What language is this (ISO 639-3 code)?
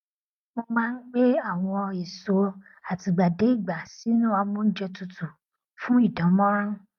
yor